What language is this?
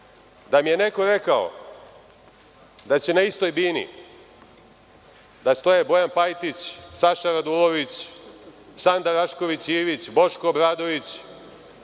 Serbian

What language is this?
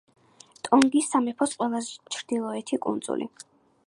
Georgian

